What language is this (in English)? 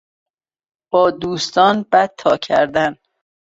Persian